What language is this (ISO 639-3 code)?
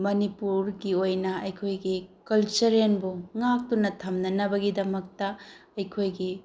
mni